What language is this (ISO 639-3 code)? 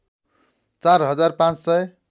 nep